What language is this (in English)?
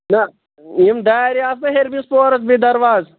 Kashmiri